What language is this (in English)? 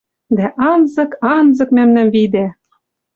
Western Mari